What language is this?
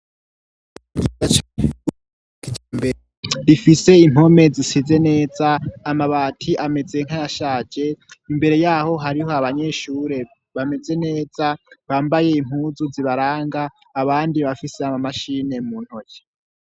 Rundi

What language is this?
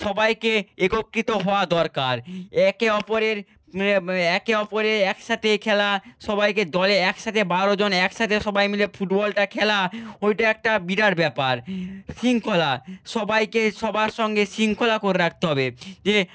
Bangla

